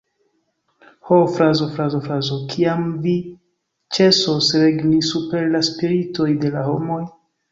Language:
Esperanto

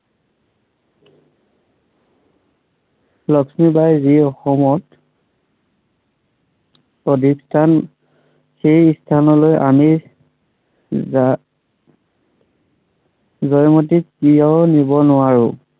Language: Assamese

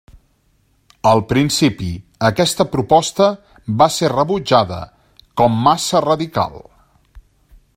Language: Catalan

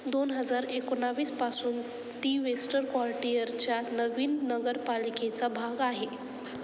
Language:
Marathi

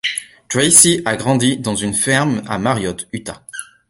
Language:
French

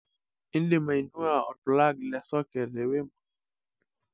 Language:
Masai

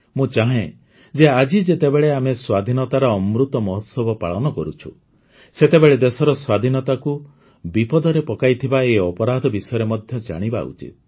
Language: Odia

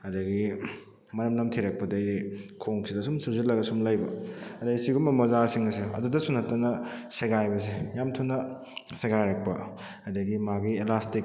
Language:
Manipuri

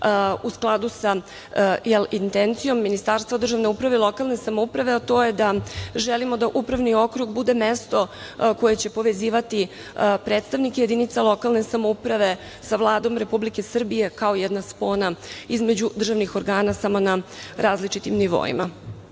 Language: Serbian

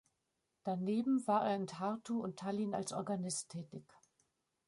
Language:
German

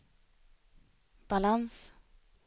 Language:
Swedish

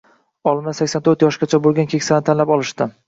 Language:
Uzbek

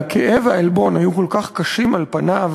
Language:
Hebrew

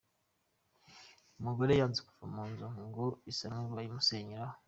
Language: Kinyarwanda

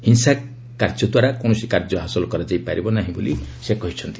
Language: Odia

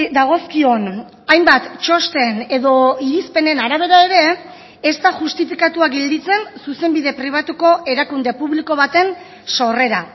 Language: Basque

